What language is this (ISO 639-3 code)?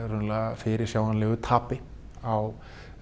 isl